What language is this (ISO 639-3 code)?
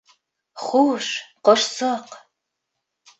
bak